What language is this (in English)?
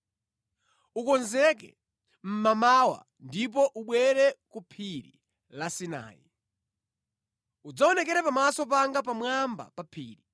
Nyanja